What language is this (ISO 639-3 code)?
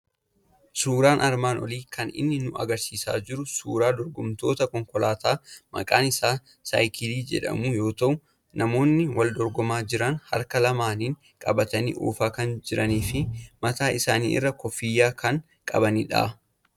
orm